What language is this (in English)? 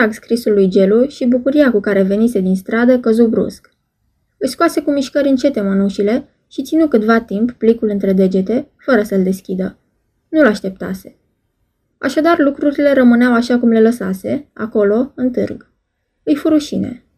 Romanian